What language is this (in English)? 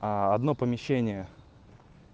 Russian